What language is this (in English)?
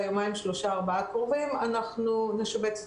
Hebrew